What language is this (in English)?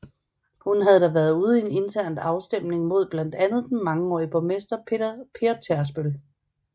Danish